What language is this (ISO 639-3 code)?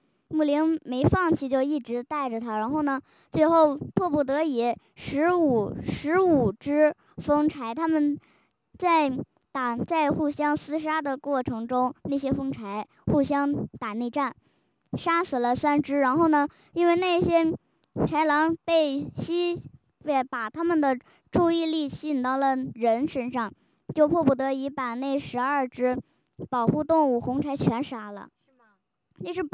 zho